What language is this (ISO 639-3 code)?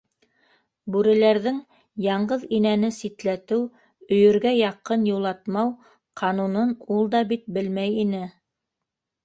bak